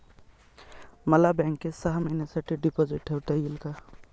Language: Marathi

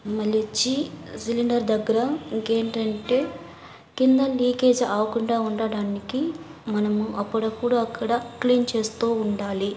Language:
Telugu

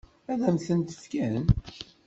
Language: Kabyle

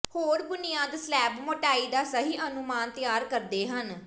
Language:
Punjabi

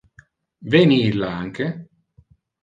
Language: Interlingua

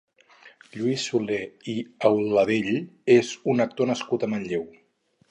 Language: Catalan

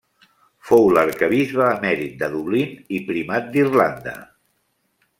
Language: Catalan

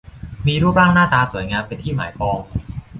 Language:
Thai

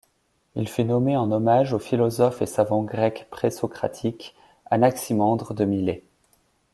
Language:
French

